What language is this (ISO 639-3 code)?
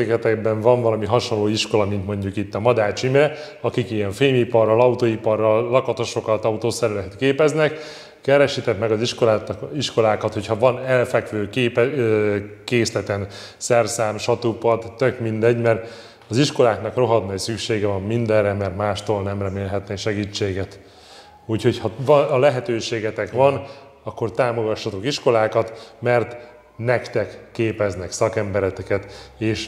hun